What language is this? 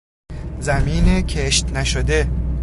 Persian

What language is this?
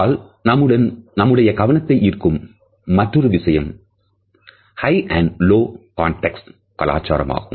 Tamil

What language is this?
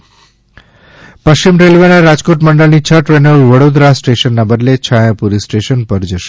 Gujarati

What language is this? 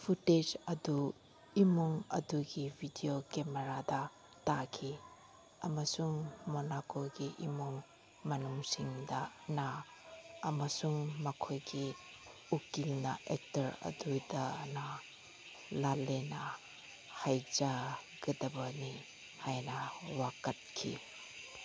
Manipuri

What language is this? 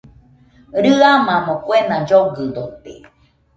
Nüpode Huitoto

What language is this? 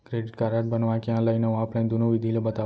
Chhattisgarhi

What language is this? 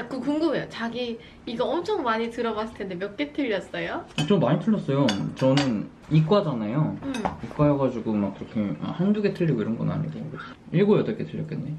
Korean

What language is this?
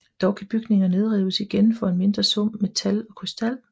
Danish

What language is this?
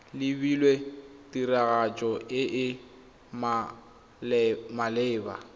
Tswana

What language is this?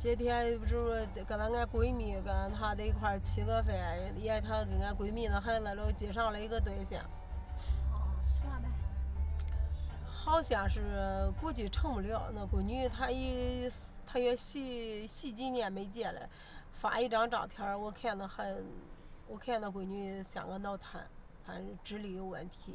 Chinese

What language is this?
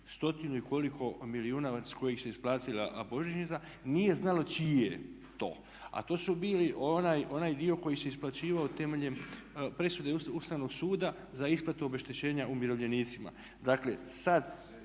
Croatian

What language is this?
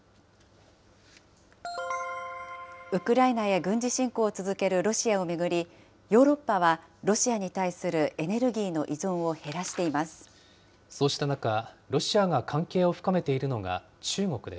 Japanese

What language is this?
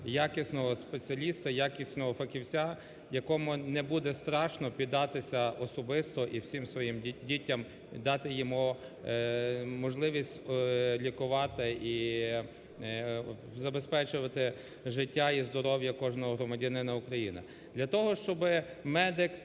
Ukrainian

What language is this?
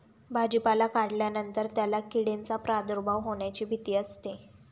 Marathi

